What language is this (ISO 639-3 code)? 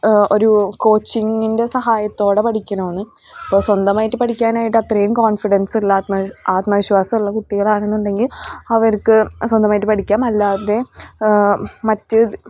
mal